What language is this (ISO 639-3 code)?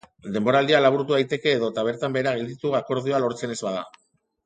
eus